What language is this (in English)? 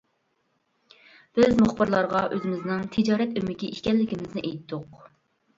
Uyghur